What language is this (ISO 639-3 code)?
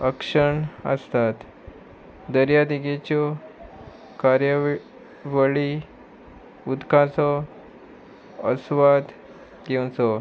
kok